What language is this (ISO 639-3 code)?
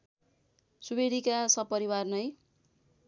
nep